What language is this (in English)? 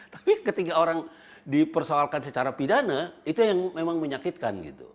Indonesian